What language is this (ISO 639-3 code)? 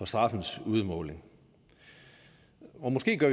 dan